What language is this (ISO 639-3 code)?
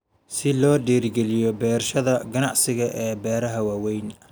som